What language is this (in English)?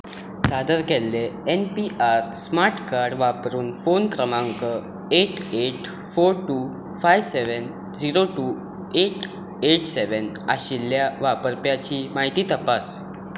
Konkani